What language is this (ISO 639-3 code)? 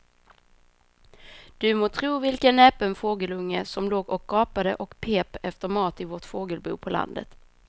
swe